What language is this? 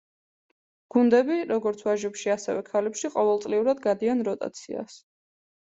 Georgian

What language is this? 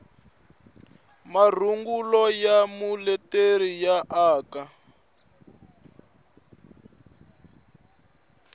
Tsonga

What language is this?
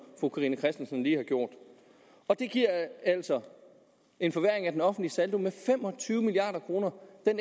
Danish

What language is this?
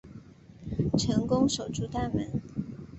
Chinese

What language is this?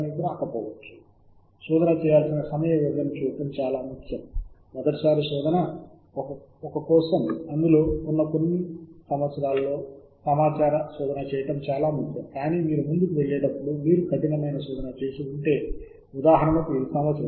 Telugu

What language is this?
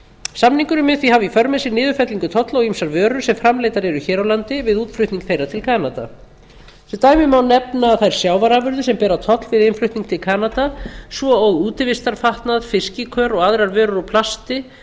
Icelandic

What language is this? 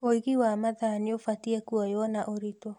Kikuyu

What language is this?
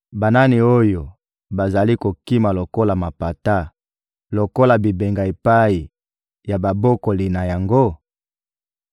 Lingala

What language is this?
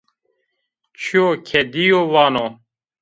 Zaza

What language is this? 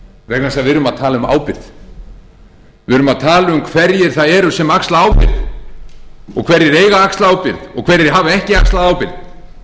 Icelandic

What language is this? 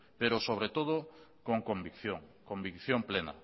Spanish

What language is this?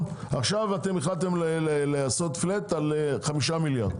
Hebrew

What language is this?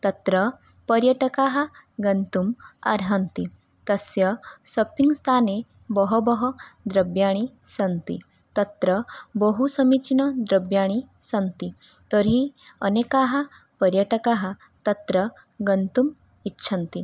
Sanskrit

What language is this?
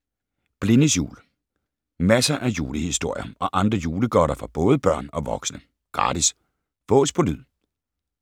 Danish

